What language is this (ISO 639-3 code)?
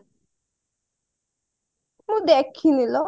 ori